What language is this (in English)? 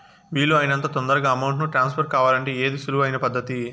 Telugu